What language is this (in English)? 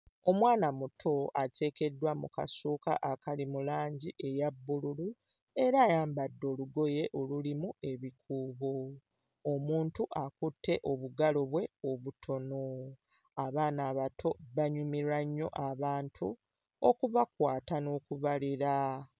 Ganda